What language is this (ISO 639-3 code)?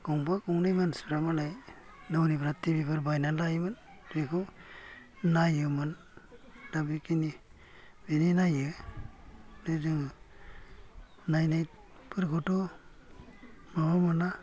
brx